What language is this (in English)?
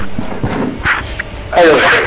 Serer